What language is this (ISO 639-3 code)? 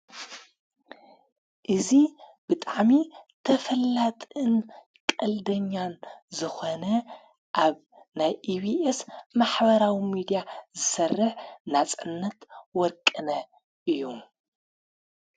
tir